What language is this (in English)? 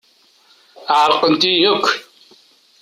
Kabyle